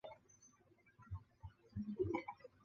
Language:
Chinese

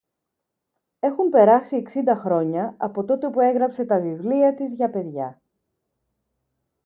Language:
Greek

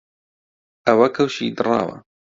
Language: Central Kurdish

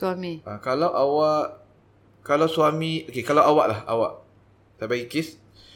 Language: Malay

